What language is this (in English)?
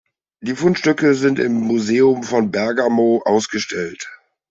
German